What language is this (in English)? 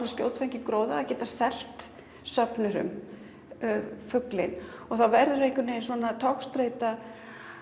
Icelandic